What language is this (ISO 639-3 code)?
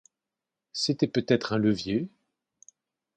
fra